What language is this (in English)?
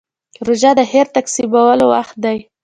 Pashto